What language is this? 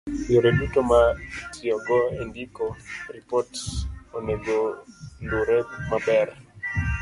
Luo (Kenya and Tanzania)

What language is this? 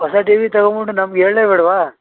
Kannada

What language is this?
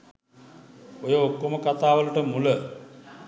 Sinhala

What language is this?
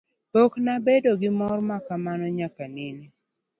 Luo (Kenya and Tanzania)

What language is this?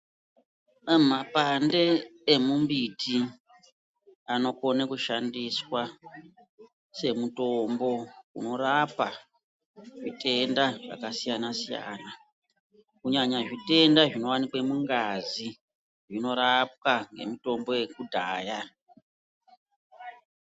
Ndau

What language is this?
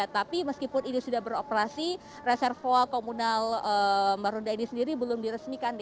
Indonesian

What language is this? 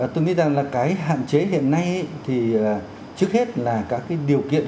Vietnamese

